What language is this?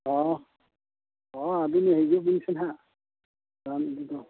Santali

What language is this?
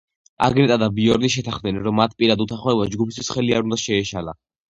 Georgian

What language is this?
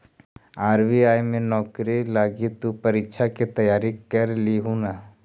Magahi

